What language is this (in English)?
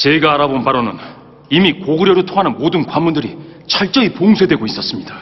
Korean